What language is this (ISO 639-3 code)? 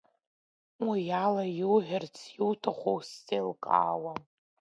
abk